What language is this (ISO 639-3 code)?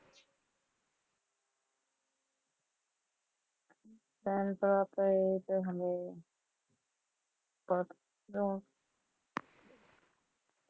pan